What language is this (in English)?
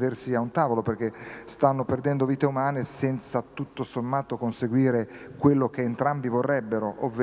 Italian